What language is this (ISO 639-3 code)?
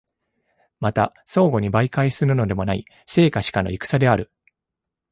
jpn